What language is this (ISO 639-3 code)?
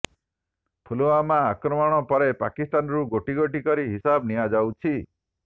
ori